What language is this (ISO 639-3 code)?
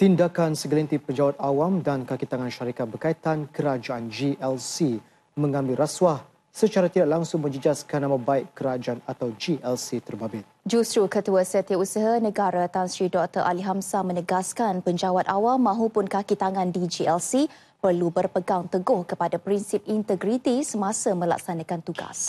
msa